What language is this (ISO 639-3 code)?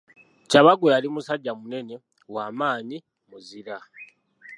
lug